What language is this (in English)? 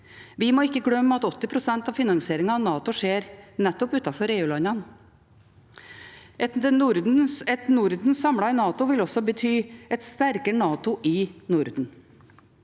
Norwegian